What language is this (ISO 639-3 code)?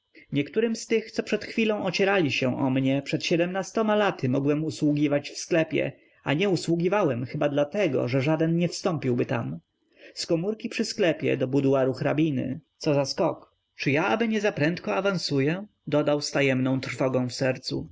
pol